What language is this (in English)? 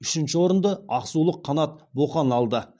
Kazakh